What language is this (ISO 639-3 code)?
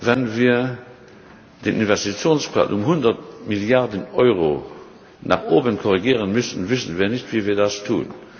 deu